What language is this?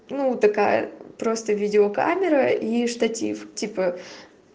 Russian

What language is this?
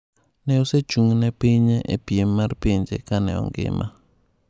Luo (Kenya and Tanzania)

